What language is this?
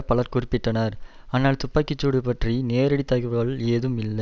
Tamil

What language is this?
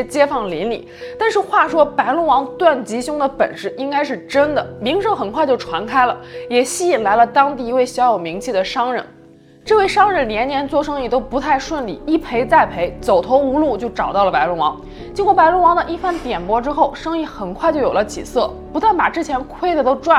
Chinese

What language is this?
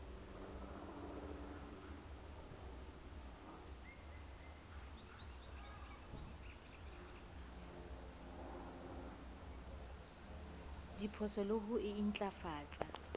Southern Sotho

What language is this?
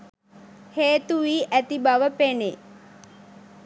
Sinhala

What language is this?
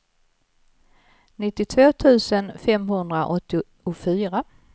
Swedish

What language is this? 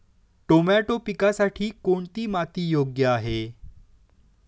Marathi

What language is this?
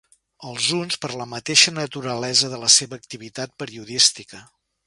Catalan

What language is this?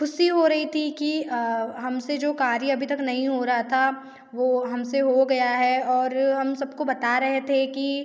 Hindi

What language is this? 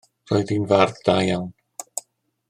Welsh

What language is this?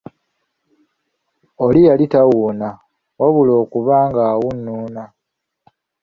Ganda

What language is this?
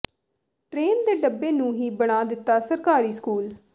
Punjabi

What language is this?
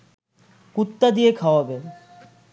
Bangla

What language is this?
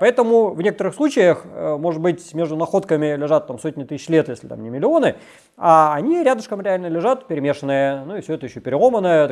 Russian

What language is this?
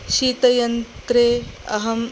Sanskrit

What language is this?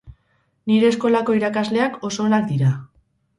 Basque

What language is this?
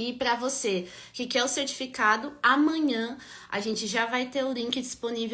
Portuguese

